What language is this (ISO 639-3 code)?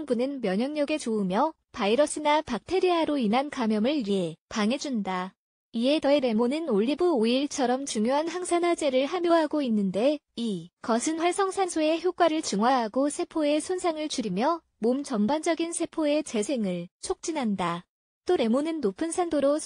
kor